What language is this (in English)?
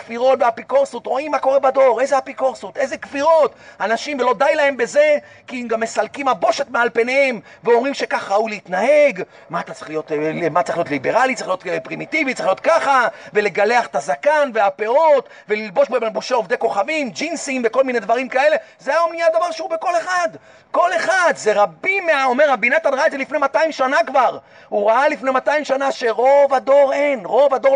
Hebrew